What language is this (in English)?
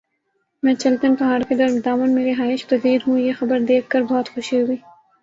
Urdu